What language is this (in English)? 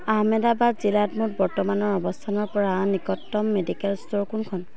Assamese